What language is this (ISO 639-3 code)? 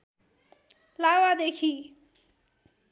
nep